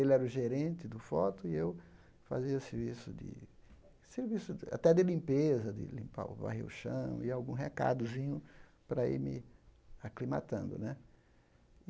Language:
Portuguese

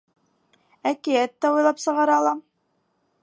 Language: Bashkir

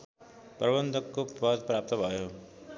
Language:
Nepali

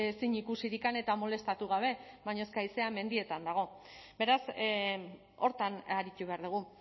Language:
Basque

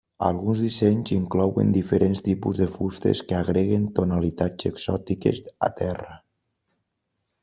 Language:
Catalan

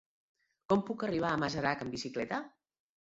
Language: Catalan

